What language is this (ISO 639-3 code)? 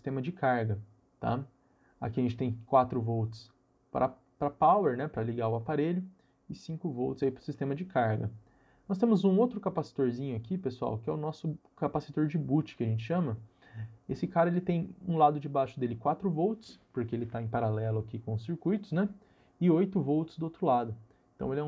por